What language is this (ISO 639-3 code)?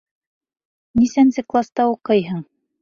bak